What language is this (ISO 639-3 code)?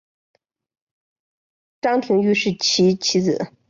zho